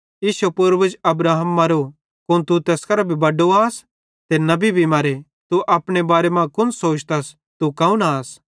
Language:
Bhadrawahi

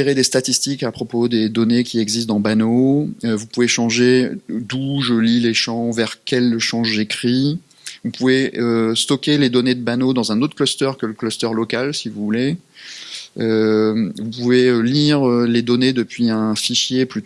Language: French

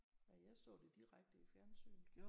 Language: Danish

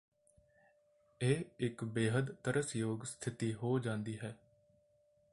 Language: Punjabi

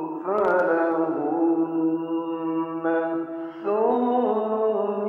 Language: Arabic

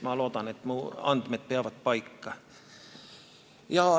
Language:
Estonian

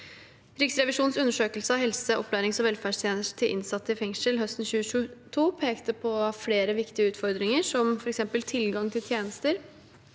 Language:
Norwegian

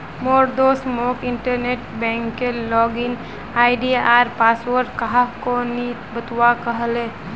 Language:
Magahi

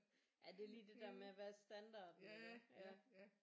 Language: Danish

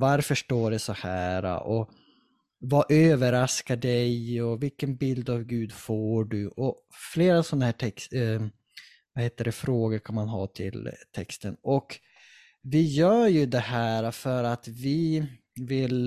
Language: Swedish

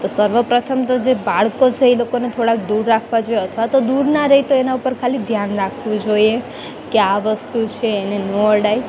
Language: Gujarati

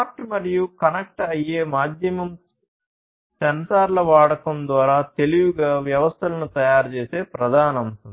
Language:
Telugu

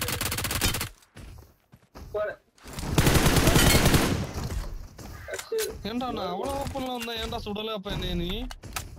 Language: Tamil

